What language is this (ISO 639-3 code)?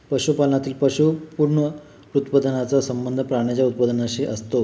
mar